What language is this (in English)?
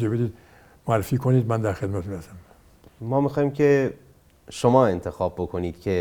Persian